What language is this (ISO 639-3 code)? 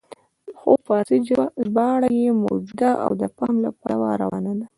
pus